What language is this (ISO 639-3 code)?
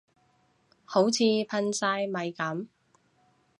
yue